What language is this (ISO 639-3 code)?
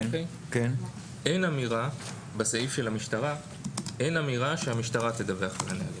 heb